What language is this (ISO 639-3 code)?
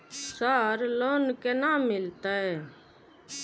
mai